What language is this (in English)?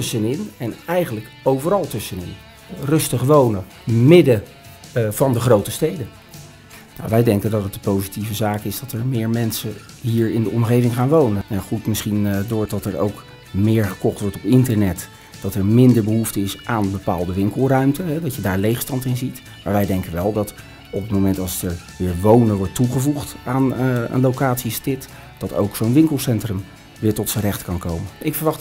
Dutch